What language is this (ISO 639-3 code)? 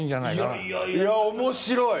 jpn